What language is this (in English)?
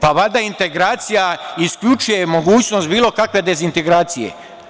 Serbian